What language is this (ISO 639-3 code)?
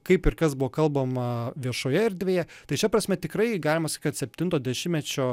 lit